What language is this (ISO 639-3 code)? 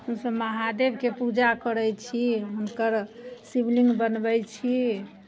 mai